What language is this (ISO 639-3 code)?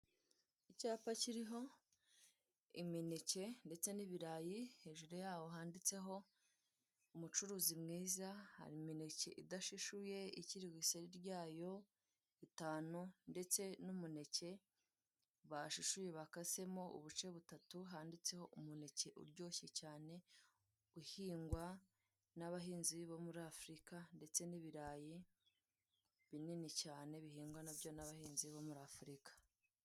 kin